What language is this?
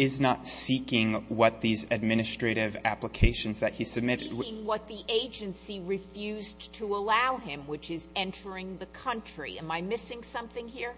English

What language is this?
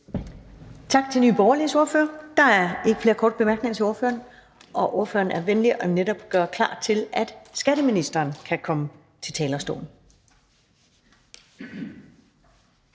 Danish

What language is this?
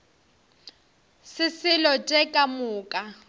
Northern Sotho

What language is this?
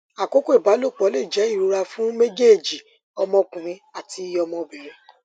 Yoruba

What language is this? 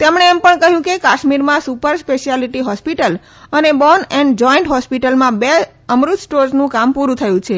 Gujarati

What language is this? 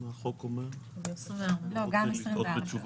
Hebrew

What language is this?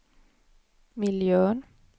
Swedish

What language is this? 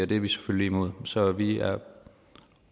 Danish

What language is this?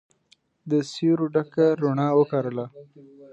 Pashto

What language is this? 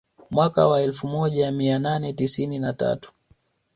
Swahili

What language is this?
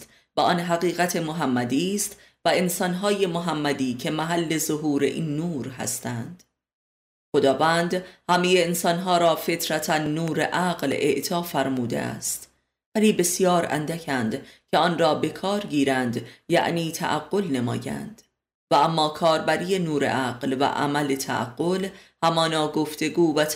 Persian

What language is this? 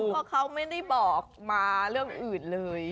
Thai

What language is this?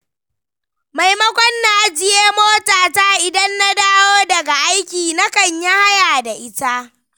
Hausa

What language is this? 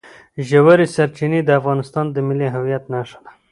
Pashto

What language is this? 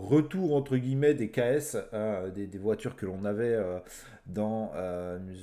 French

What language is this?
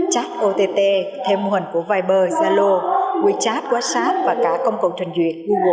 Vietnamese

